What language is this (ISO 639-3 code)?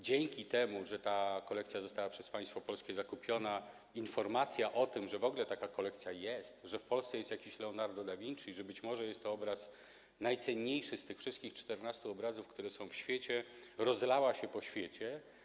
pol